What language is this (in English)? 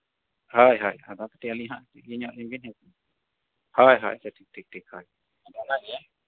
Santali